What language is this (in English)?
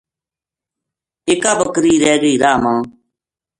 Gujari